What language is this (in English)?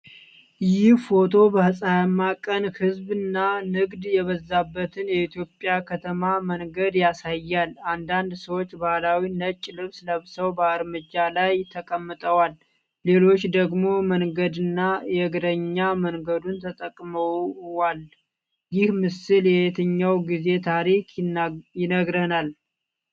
Amharic